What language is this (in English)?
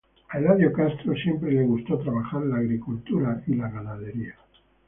Spanish